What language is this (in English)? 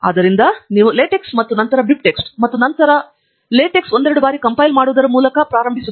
Kannada